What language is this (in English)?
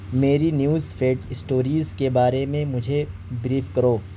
Urdu